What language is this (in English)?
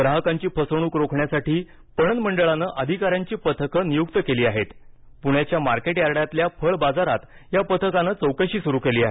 Marathi